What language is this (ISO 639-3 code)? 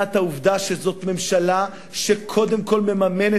heb